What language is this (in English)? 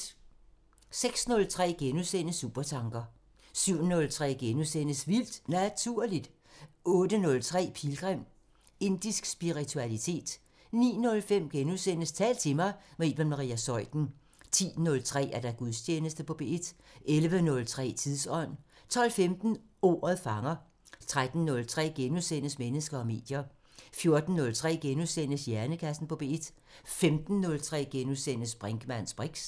Danish